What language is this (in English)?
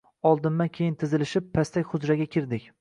Uzbek